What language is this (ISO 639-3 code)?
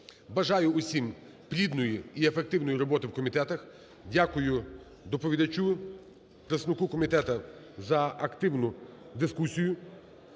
ukr